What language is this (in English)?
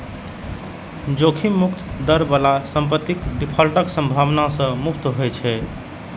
Maithili